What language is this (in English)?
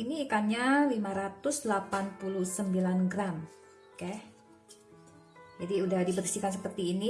Indonesian